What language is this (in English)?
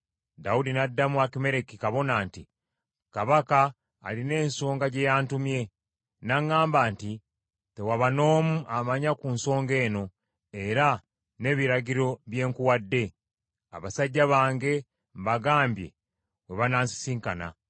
Ganda